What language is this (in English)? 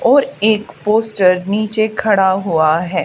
Hindi